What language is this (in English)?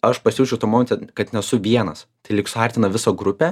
Lithuanian